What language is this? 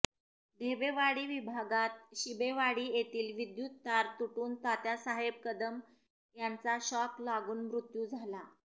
Marathi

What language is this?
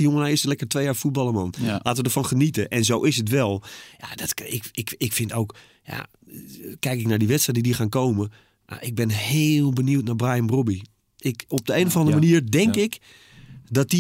Dutch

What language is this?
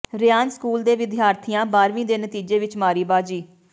Punjabi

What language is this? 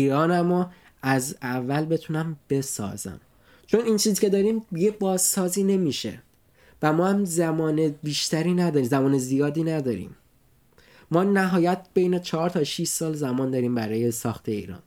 Persian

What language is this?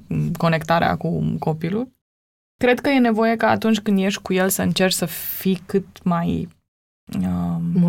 Romanian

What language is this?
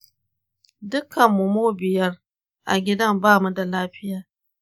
Hausa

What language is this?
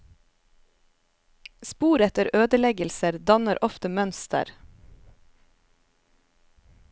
Norwegian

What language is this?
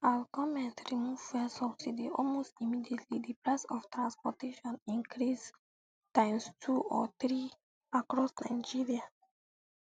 Nigerian Pidgin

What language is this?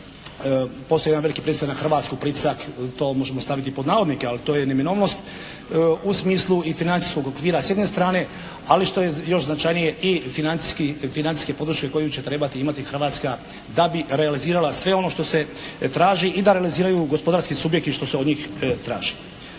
Croatian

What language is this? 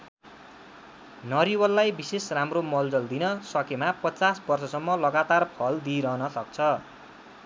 Nepali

